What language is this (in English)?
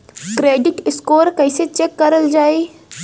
Bhojpuri